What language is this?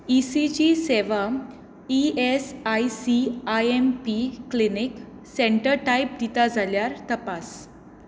Konkani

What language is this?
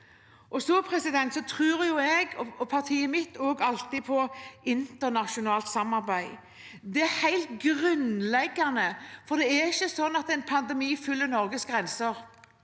Norwegian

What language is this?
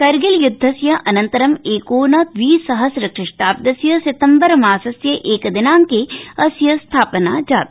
Sanskrit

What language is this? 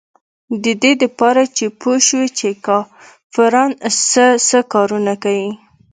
Pashto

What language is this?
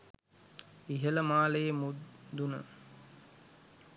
Sinhala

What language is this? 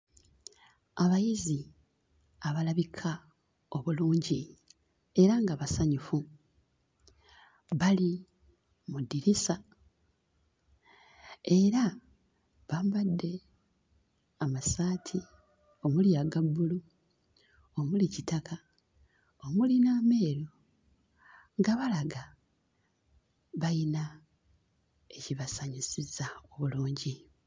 Ganda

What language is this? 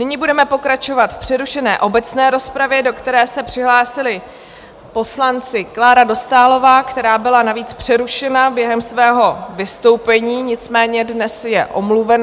Czech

